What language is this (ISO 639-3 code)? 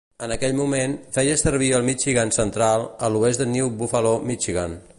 cat